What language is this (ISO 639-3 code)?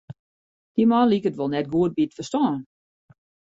fry